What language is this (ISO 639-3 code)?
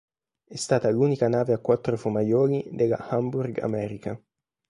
ita